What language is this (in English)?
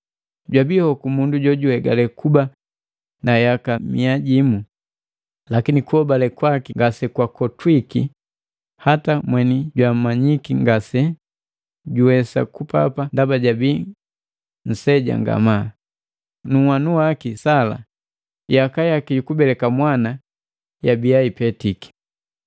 Matengo